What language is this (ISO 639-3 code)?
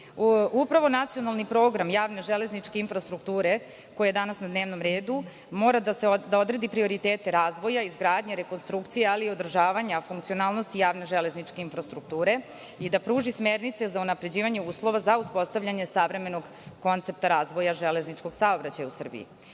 srp